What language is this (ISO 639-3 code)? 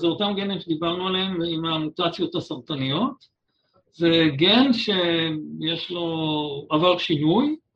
heb